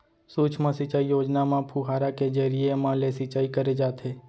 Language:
Chhattisgarhi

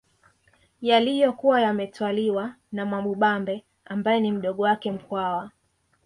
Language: Swahili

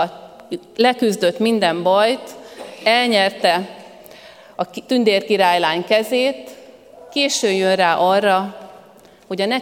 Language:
Hungarian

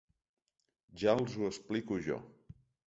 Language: Catalan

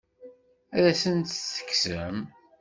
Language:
Kabyle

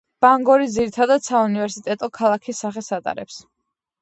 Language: Georgian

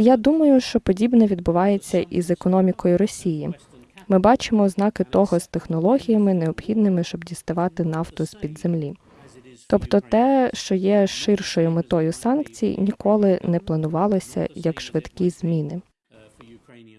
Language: Ukrainian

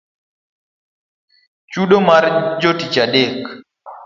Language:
Luo (Kenya and Tanzania)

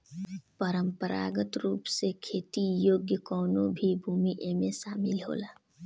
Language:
Bhojpuri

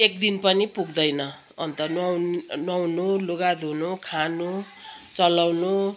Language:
Nepali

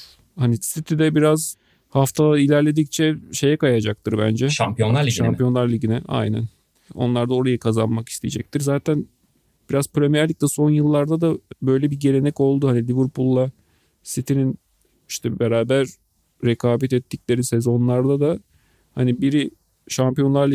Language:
Turkish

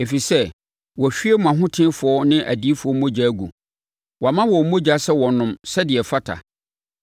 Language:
Akan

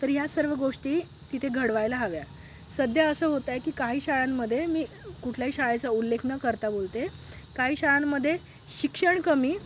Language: Marathi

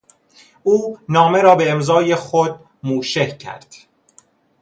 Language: Persian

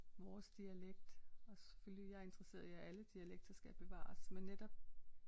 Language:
Danish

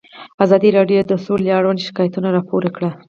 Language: Pashto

